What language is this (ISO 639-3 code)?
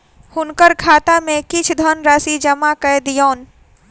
mai